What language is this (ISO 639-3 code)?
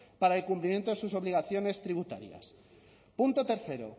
spa